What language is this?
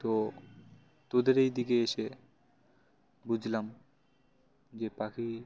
Bangla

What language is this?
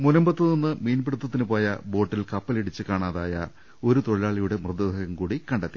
Malayalam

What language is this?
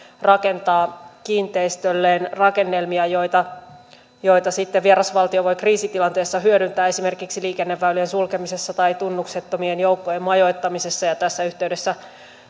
Finnish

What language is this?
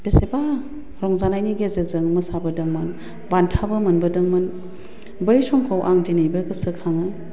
Bodo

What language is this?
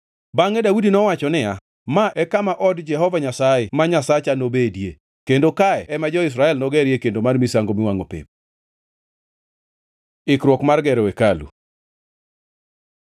Luo (Kenya and Tanzania)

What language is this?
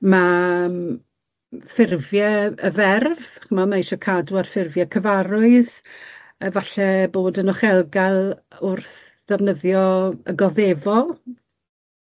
Welsh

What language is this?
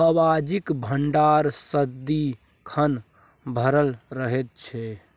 Maithili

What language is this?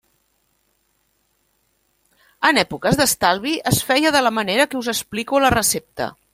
Catalan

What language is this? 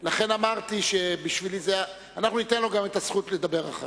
Hebrew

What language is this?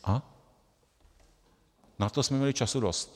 Czech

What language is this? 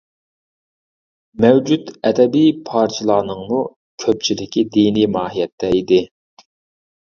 Uyghur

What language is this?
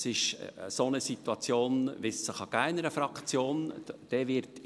Swiss German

